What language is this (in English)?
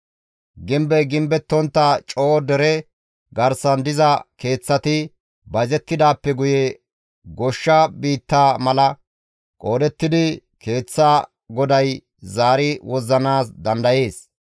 Gamo